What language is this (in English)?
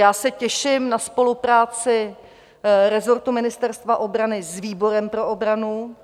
Czech